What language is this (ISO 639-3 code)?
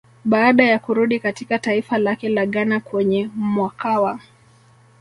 swa